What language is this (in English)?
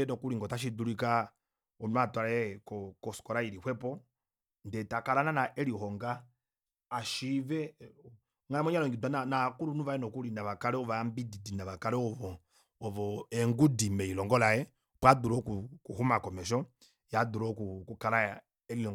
Kuanyama